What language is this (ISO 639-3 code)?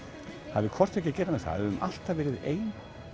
isl